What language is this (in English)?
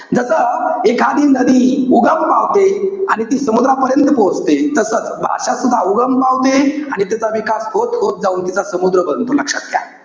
Marathi